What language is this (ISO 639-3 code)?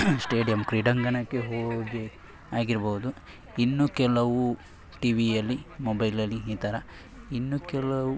kan